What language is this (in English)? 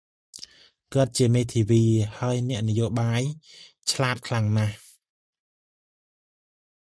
Khmer